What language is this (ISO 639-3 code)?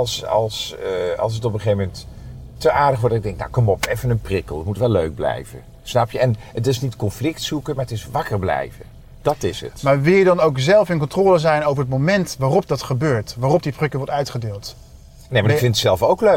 nld